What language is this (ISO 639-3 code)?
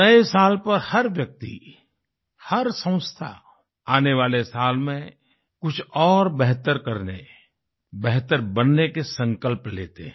hin